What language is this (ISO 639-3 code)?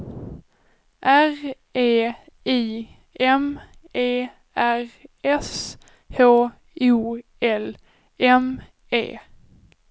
swe